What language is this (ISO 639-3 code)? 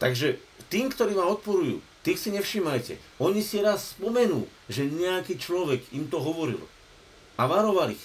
slk